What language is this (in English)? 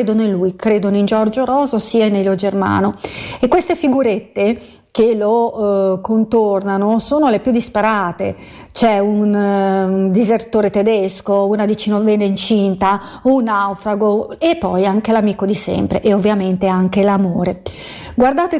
Italian